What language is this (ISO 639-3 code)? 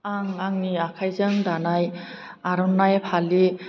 brx